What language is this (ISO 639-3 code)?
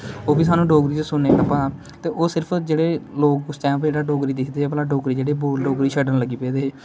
doi